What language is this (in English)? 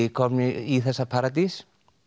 Icelandic